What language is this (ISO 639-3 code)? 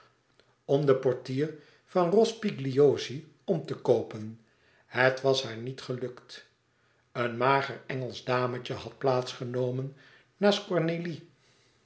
nld